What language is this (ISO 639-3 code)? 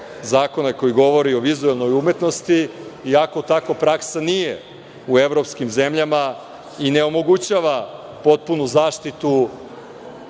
srp